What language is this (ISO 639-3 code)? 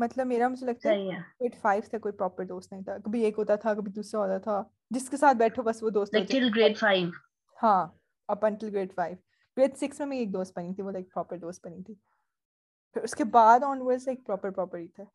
urd